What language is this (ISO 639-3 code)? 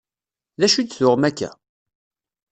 kab